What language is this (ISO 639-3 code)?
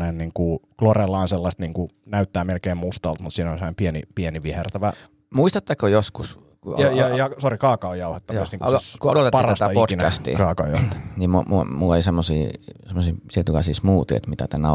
fin